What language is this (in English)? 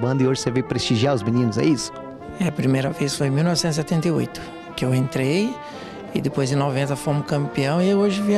Portuguese